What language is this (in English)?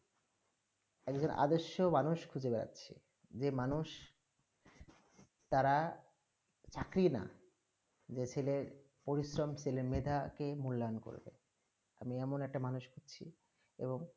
Bangla